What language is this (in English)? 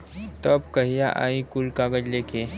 Bhojpuri